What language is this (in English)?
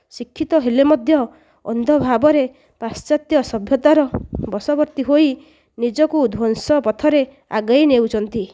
Odia